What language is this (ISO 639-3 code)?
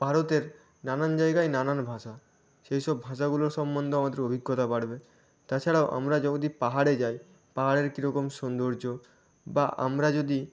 ben